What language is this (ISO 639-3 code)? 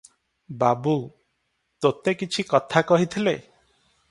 ori